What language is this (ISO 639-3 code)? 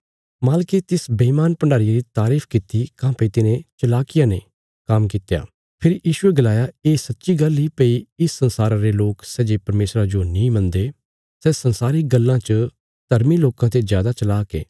kfs